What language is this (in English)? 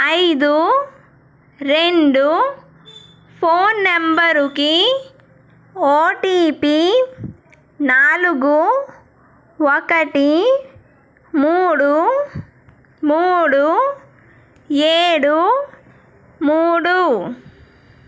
Telugu